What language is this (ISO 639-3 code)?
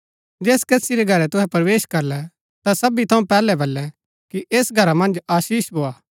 gbk